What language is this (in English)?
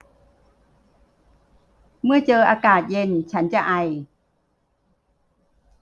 Thai